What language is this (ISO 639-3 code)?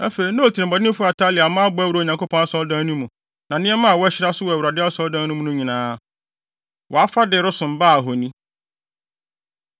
aka